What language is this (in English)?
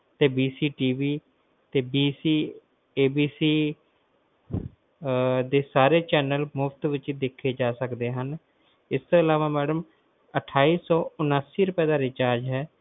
Punjabi